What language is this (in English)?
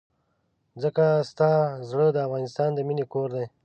Pashto